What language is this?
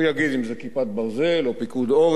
Hebrew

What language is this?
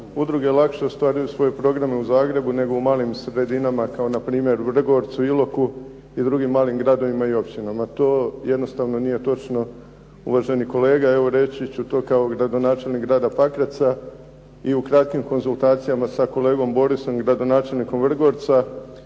Croatian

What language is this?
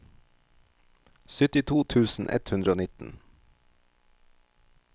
Norwegian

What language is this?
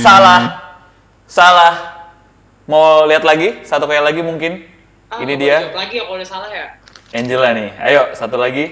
Indonesian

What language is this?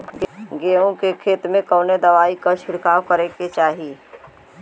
Bhojpuri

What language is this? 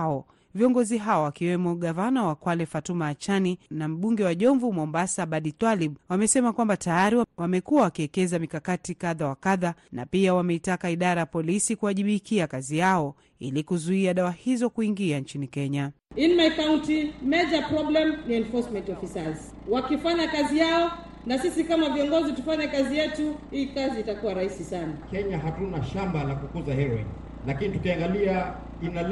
Swahili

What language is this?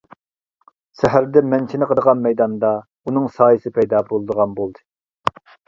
Uyghur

